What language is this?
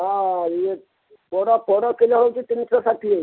Odia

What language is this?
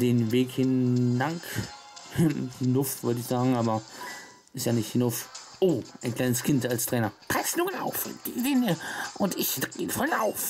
German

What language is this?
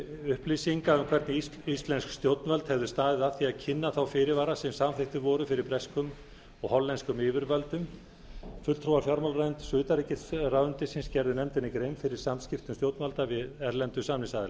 Icelandic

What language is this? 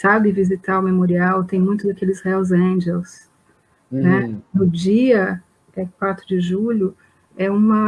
Portuguese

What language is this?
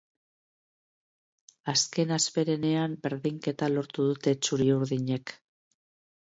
Basque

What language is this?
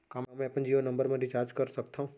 Chhattisgarhi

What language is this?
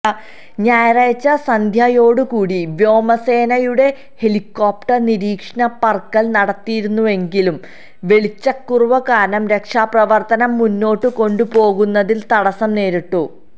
Malayalam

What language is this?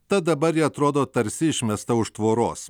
Lithuanian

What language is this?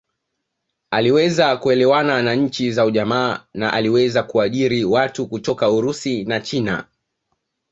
Swahili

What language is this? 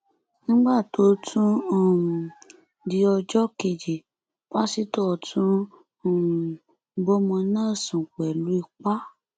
Yoruba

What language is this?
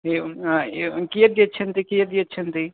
Sanskrit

